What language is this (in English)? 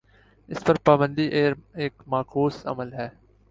Urdu